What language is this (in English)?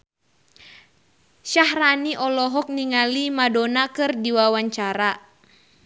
Sundanese